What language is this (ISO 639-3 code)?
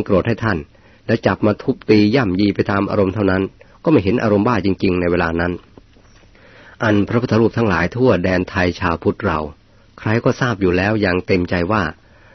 tha